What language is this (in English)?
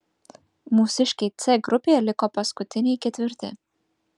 Lithuanian